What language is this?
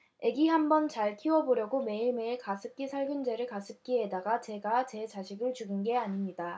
Korean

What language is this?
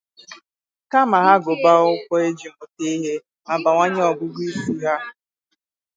Igbo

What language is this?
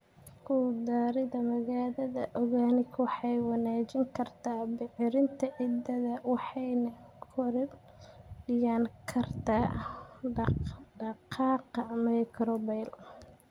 Somali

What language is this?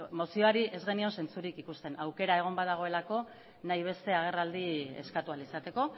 Basque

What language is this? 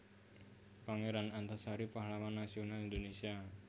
Javanese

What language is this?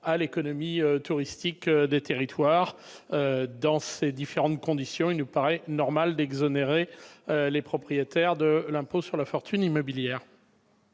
French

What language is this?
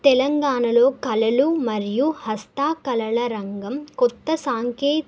Telugu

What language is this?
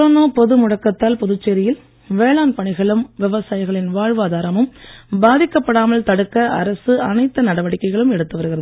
Tamil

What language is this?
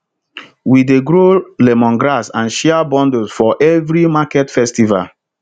Nigerian Pidgin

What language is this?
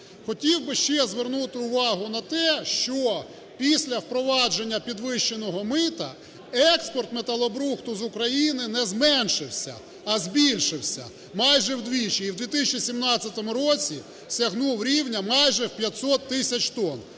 Ukrainian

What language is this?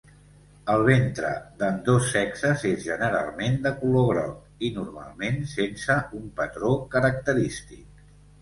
Catalan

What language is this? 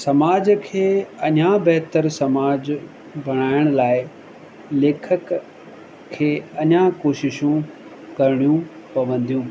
Sindhi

